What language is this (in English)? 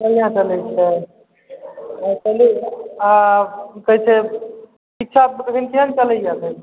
Maithili